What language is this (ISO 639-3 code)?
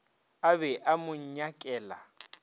nso